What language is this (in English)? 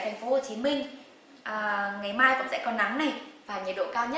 Vietnamese